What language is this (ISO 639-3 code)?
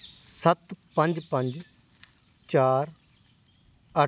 pan